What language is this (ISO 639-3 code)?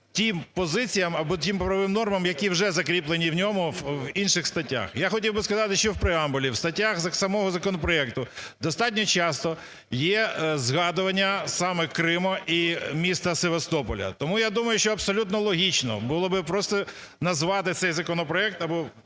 ukr